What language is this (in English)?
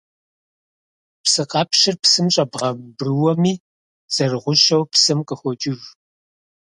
Kabardian